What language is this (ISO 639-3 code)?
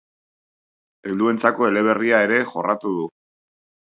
eus